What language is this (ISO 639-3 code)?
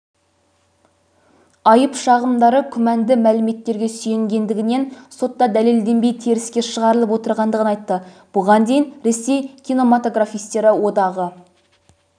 kaz